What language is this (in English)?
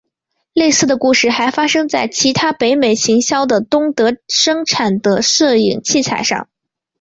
Chinese